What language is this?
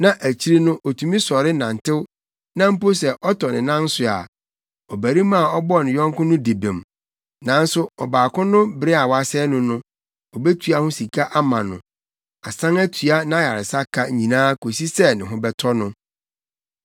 Akan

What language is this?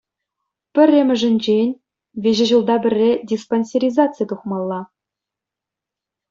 Chuvash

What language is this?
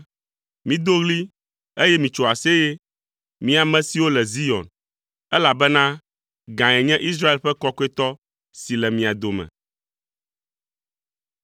Ewe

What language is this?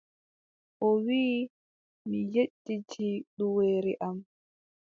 Adamawa Fulfulde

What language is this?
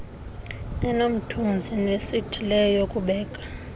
Xhosa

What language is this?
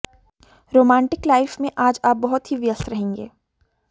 Hindi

